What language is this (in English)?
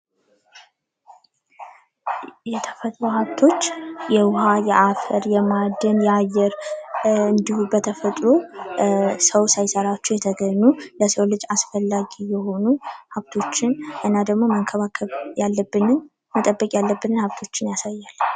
Amharic